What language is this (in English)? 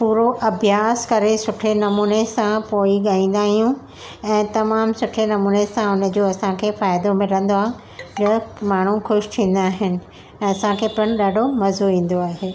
Sindhi